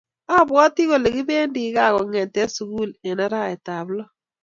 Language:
Kalenjin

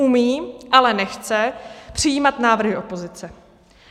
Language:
Czech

